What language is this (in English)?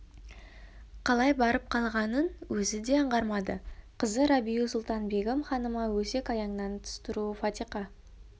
Kazakh